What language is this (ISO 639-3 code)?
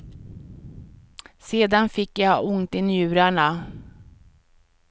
swe